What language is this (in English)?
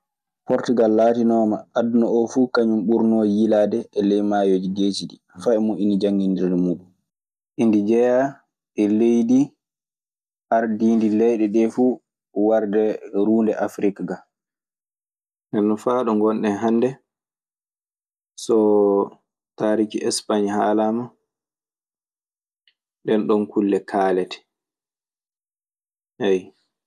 Maasina Fulfulde